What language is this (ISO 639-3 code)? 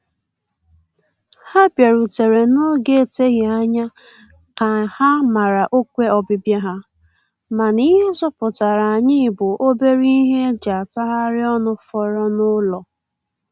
ibo